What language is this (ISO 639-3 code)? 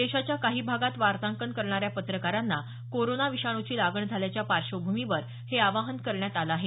mar